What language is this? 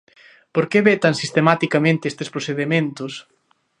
Galician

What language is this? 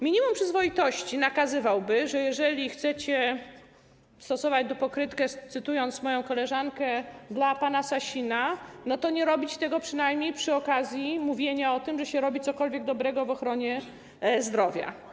Polish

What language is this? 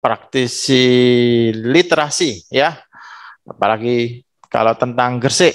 Indonesian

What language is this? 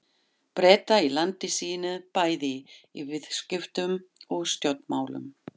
Icelandic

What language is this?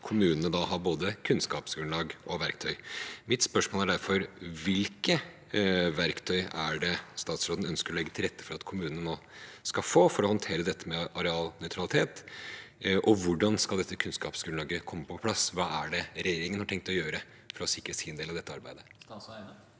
Norwegian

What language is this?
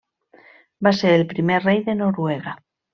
Catalan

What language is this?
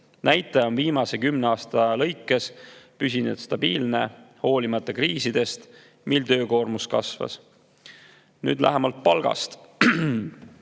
Estonian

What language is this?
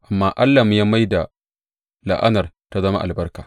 Hausa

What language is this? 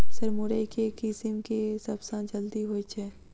Maithili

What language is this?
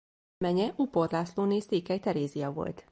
Hungarian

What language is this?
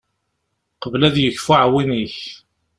Kabyle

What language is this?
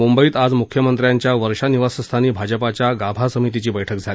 Marathi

